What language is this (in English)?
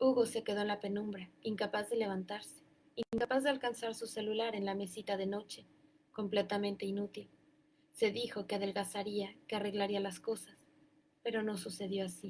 Spanish